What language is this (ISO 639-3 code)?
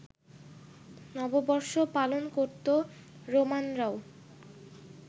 ben